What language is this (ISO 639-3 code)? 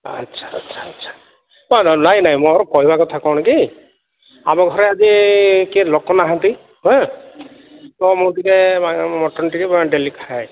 ori